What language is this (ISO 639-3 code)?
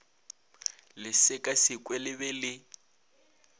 nso